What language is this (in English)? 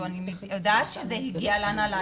Hebrew